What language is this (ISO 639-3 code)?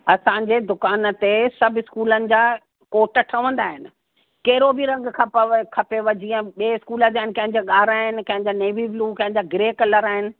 snd